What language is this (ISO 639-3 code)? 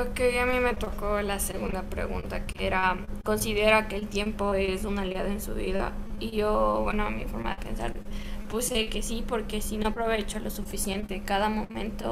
spa